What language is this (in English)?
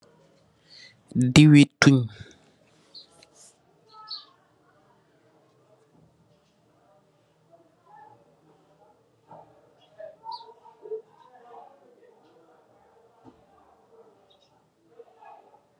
Wolof